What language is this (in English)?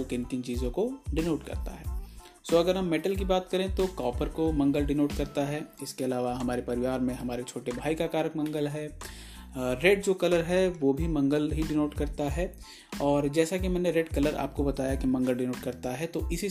Hindi